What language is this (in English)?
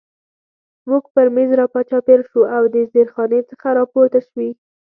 Pashto